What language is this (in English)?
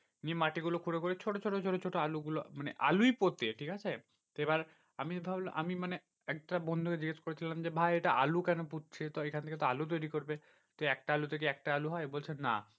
Bangla